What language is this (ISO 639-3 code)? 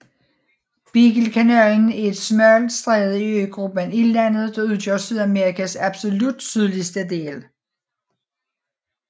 dan